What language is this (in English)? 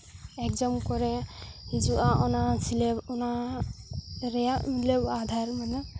Santali